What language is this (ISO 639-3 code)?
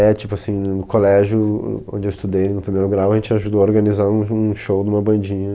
por